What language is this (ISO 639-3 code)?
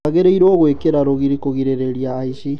kik